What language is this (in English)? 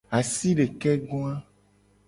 Gen